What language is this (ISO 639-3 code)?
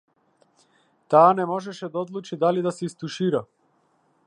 mkd